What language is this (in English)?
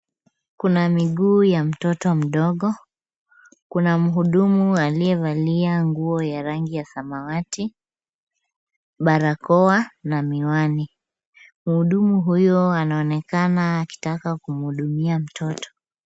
Swahili